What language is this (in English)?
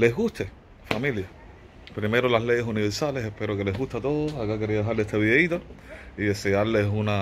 Spanish